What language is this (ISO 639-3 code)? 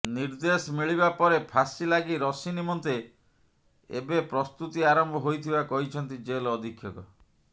ori